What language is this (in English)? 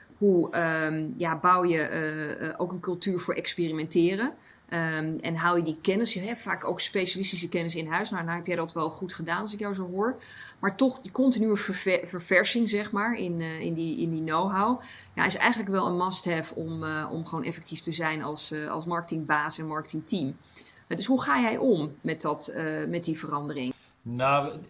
Dutch